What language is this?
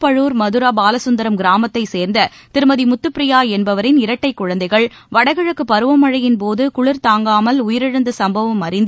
Tamil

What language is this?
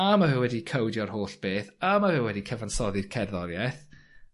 Welsh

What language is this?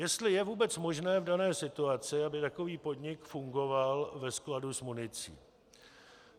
Czech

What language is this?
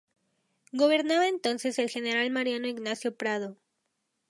Spanish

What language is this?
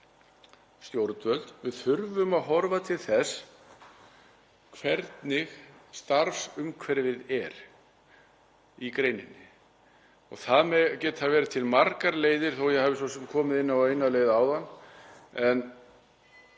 Icelandic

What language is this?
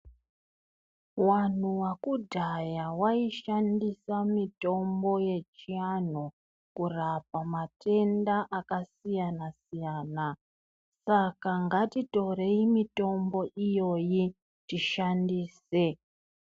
Ndau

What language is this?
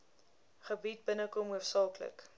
Afrikaans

